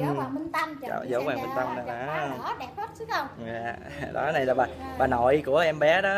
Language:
Vietnamese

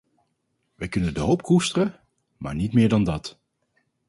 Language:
Dutch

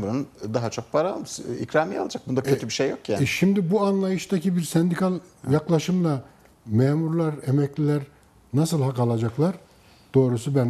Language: Turkish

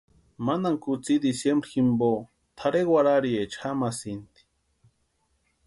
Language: Western Highland Purepecha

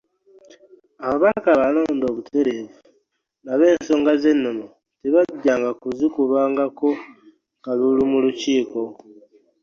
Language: Ganda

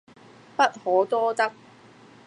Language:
Cantonese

